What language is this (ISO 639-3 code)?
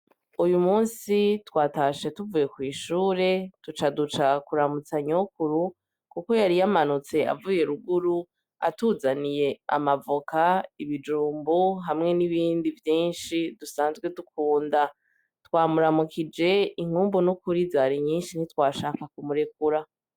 run